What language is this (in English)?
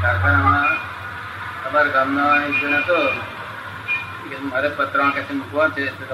Gujarati